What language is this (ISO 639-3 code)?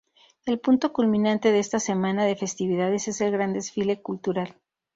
spa